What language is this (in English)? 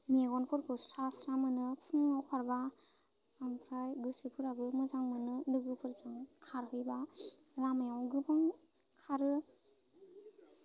Bodo